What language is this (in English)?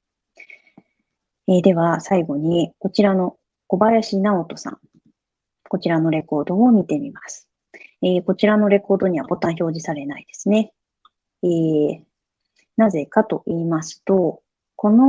Japanese